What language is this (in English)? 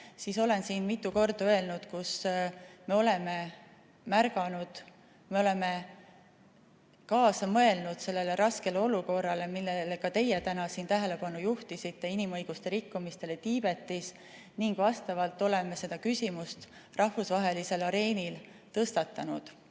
Estonian